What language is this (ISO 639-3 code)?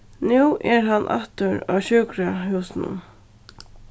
fao